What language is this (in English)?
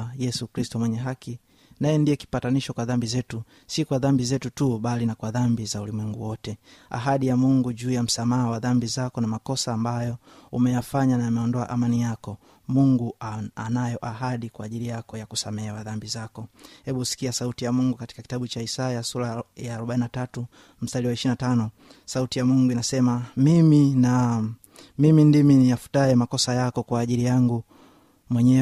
Swahili